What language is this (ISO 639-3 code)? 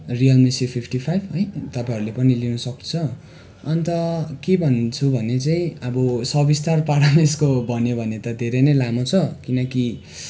nep